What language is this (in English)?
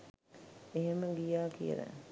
Sinhala